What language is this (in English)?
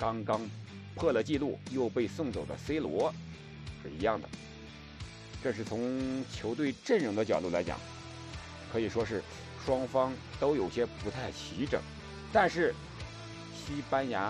Chinese